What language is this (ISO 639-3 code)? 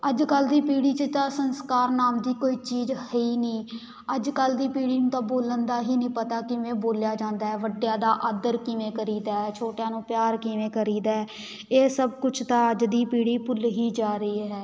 pan